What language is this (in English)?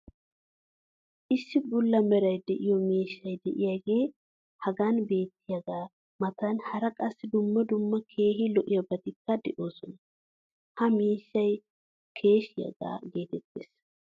Wolaytta